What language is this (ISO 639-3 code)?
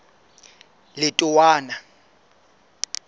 sot